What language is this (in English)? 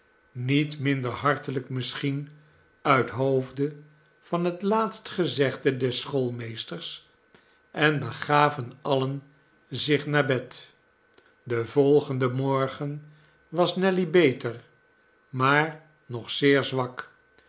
Dutch